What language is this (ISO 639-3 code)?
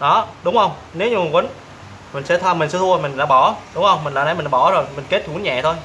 vie